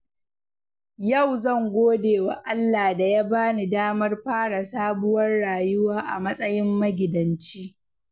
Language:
Hausa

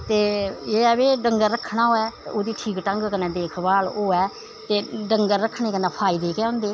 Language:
Dogri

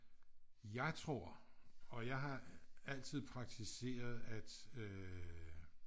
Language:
Danish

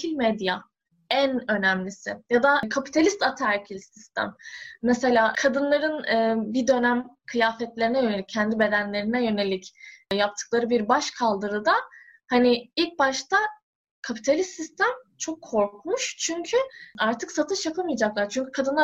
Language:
Turkish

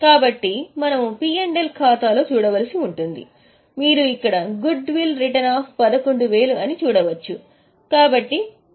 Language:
Telugu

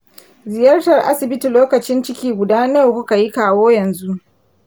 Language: Hausa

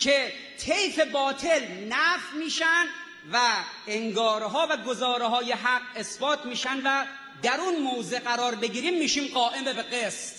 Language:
Persian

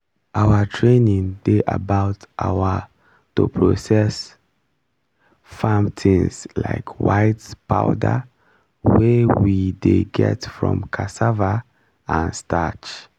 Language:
Nigerian Pidgin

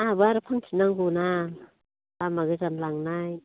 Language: Bodo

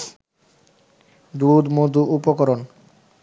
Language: Bangla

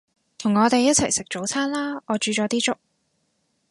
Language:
Cantonese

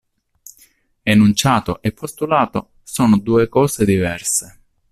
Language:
Italian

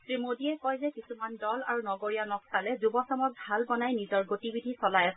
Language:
Assamese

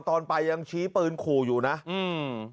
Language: Thai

